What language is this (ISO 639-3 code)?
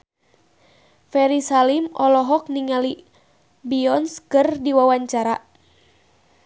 sun